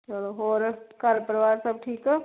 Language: Punjabi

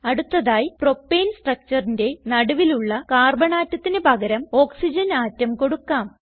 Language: Malayalam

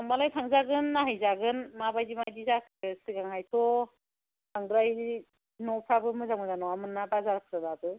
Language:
Bodo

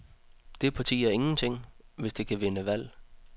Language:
Danish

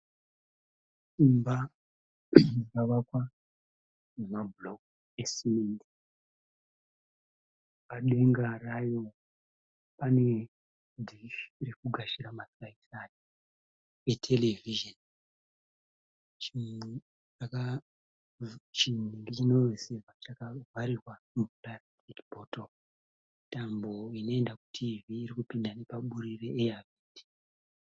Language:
Shona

